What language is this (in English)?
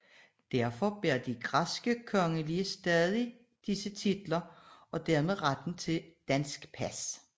Danish